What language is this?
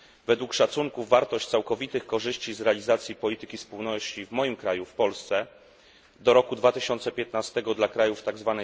Polish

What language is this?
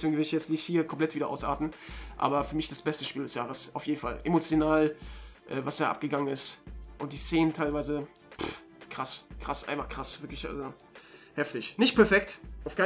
German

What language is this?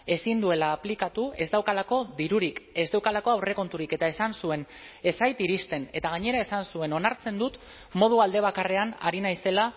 Basque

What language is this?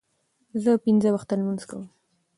Pashto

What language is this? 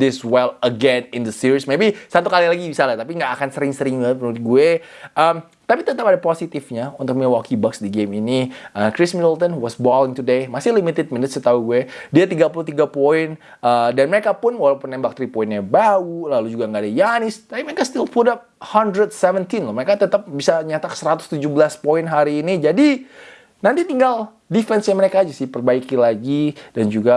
Indonesian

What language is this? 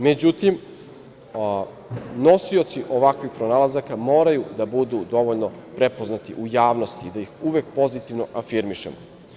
Serbian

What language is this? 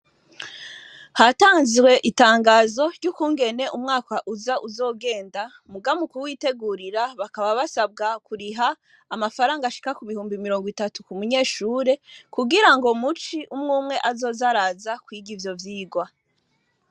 Rundi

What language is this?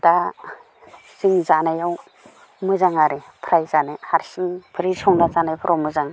Bodo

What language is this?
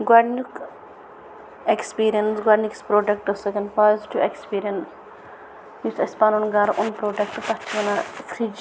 Kashmiri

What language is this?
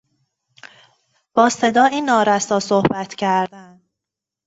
Persian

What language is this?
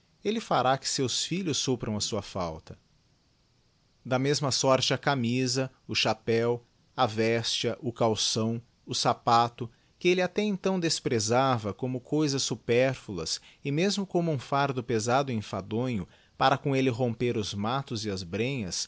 Portuguese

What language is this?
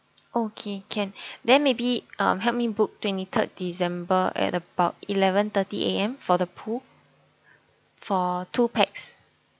English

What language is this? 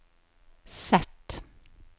Norwegian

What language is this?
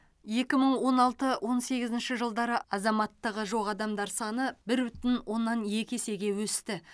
Kazakh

